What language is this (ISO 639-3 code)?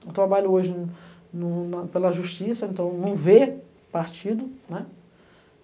por